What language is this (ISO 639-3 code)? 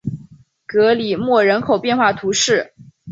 zho